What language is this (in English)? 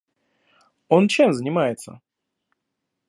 Russian